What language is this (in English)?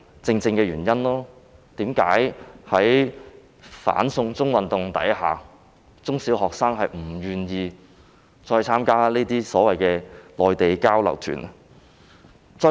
Cantonese